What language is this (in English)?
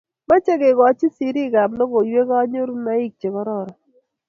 Kalenjin